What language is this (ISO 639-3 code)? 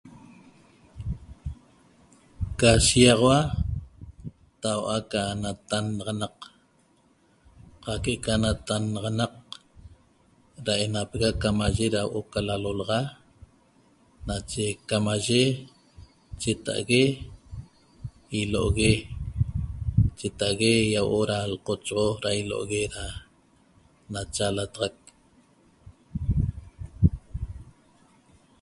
tob